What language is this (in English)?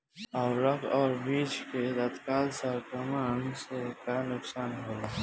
Bhojpuri